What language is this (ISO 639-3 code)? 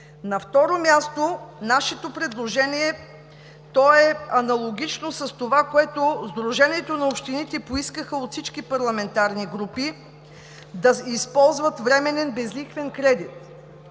bul